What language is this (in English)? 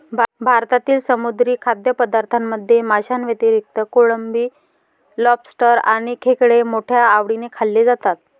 Marathi